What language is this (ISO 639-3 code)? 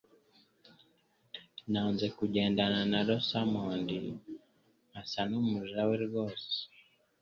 kin